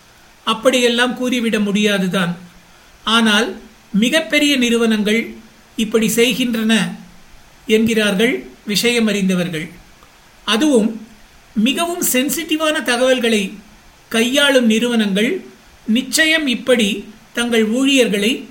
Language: Tamil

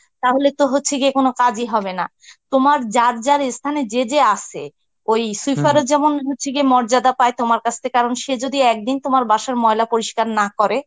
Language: Bangla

